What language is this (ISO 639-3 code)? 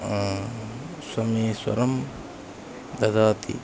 san